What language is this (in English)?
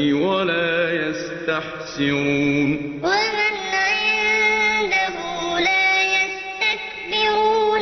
Arabic